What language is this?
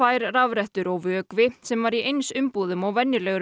Icelandic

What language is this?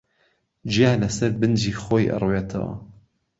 Central Kurdish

